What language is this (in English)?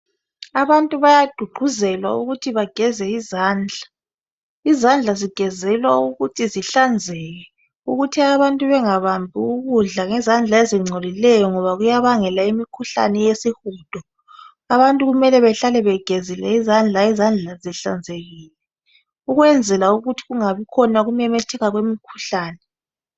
North Ndebele